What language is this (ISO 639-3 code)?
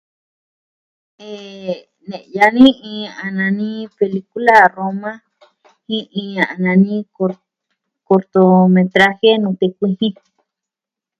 meh